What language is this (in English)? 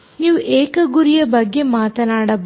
Kannada